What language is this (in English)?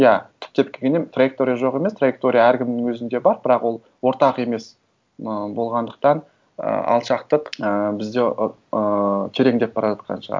Kazakh